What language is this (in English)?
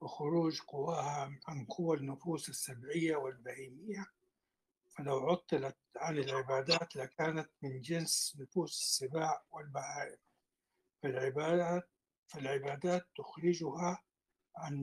Arabic